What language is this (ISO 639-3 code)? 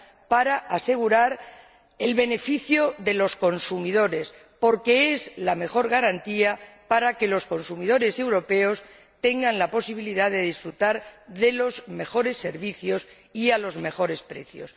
spa